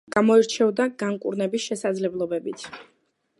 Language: Georgian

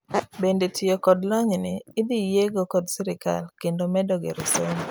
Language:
Luo (Kenya and Tanzania)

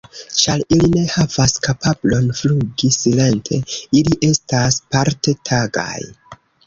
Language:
Esperanto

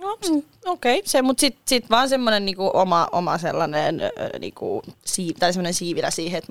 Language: Finnish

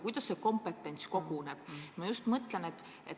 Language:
Estonian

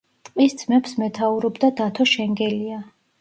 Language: Georgian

